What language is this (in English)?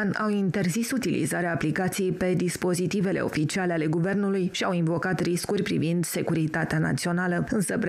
Romanian